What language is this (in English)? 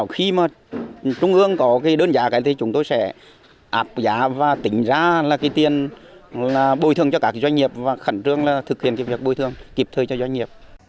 Vietnamese